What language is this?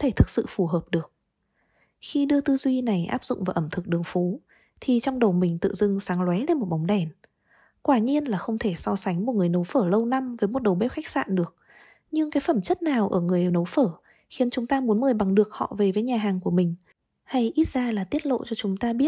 Vietnamese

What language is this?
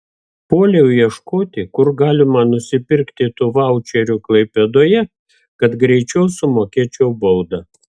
Lithuanian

